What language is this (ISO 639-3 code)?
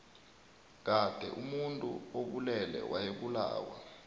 nbl